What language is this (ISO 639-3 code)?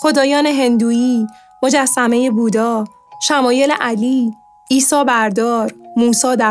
fas